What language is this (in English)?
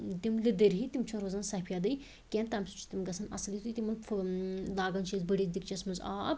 Kashmiri